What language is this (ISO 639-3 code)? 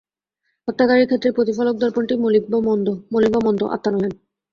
ben